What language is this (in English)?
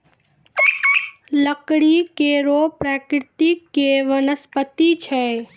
Maithili